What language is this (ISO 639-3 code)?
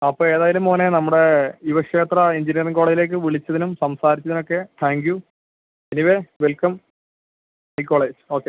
mal